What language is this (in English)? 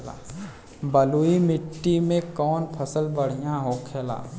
Bhojpuri